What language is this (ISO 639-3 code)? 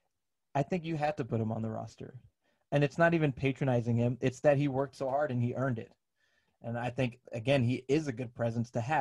eng